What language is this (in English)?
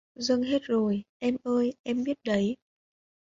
Vietnamese